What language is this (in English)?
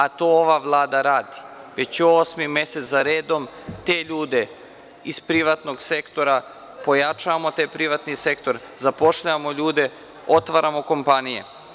Serbian